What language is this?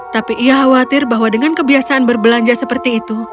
Indonesian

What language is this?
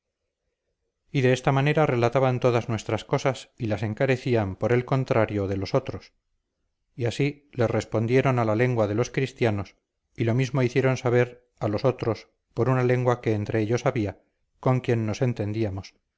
Spanish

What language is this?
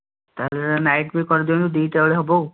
Odia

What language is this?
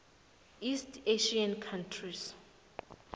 South Ndebele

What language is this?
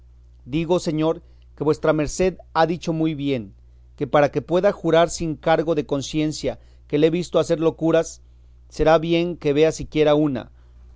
Spanish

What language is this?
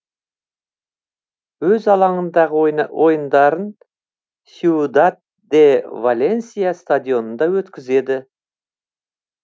Kazakh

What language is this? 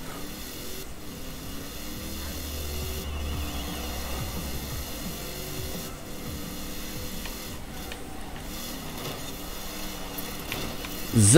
Dutch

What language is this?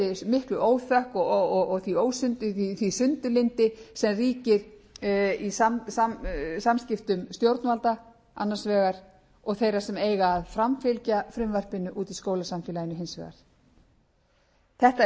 Icelandic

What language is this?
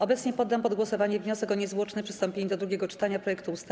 Polish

